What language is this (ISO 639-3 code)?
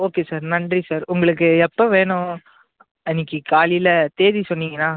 tam